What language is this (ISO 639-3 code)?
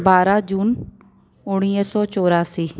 snd